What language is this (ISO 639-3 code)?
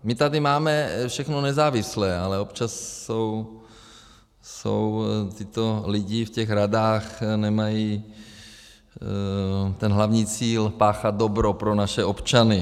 ces